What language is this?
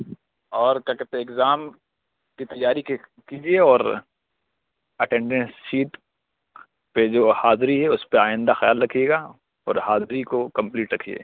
Urdu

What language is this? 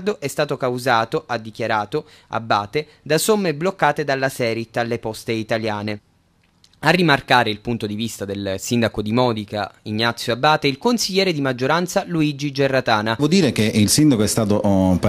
Italian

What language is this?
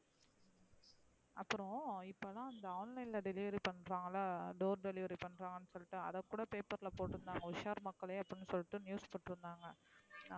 Tamil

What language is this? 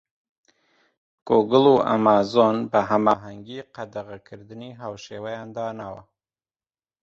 Central Kurdish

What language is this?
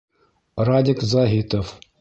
Bashkir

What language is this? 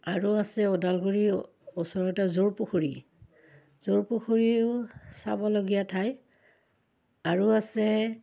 Assamese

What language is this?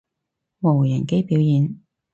Cantonese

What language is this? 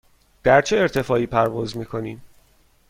Persian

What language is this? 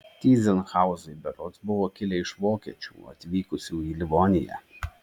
Lithuanian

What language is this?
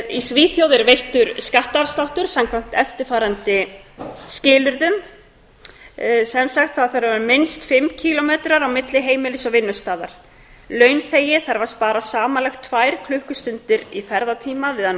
Icelandic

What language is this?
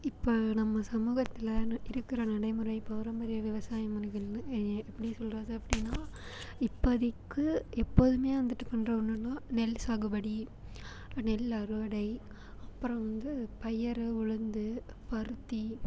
Tamil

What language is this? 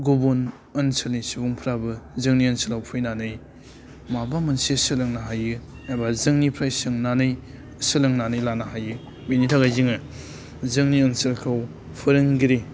Bodo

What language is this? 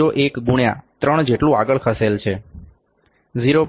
Gujarati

